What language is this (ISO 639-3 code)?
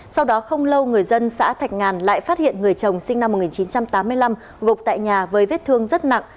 vie